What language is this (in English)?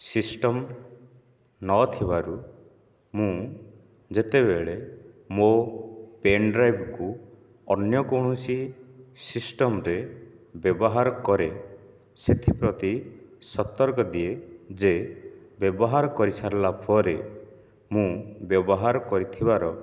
Odia